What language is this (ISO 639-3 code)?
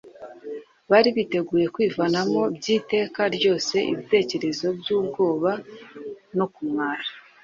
kin